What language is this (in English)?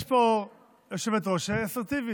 Hebrew